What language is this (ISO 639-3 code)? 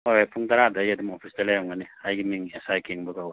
mni